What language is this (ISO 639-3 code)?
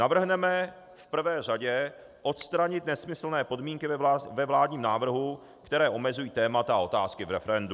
ces